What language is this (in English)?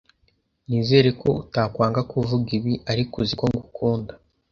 Kinyarwanda